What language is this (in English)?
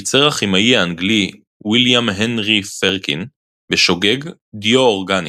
Hebrew